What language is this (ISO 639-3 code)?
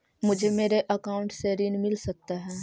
mag